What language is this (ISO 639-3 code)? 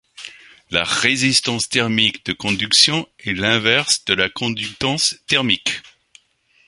fra